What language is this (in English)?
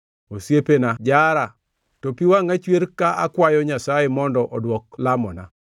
Luo (Kenya and Tanzania)